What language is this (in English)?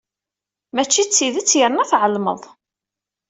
Kabyle